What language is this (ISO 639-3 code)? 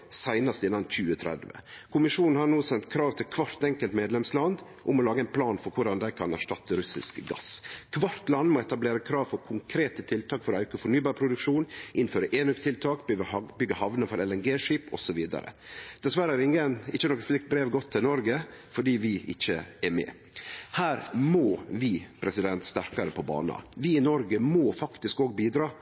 nno